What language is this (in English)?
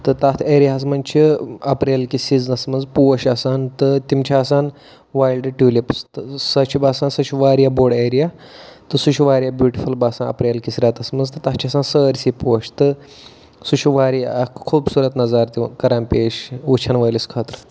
Kashmiri